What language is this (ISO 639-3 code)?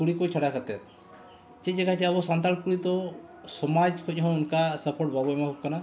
sat